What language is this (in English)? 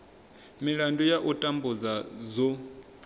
Venda